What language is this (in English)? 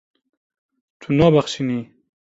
Kurdish